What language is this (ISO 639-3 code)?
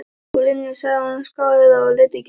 isl